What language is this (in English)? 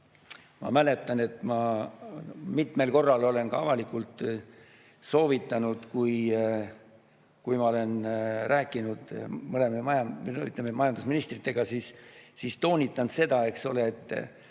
Estonian